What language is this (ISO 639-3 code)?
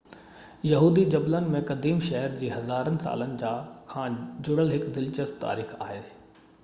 snd